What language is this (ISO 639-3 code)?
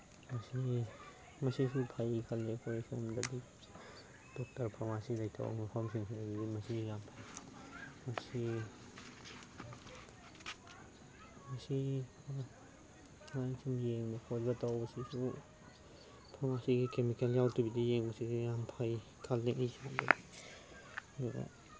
mni